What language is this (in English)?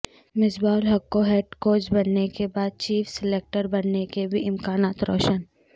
Urdu